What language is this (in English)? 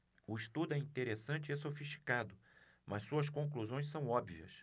Portuguese